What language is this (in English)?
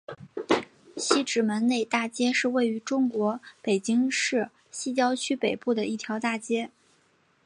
Chinese